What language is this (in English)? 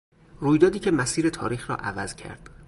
Persian